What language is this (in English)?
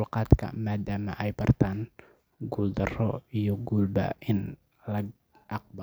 Somali